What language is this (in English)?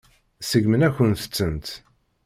Kabyle